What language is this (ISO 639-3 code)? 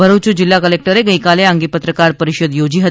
guj